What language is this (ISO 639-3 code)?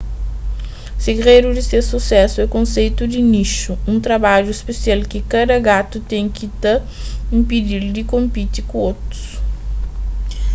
kea